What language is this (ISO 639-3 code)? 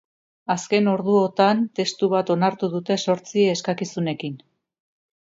eus